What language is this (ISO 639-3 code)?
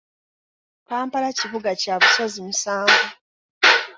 lug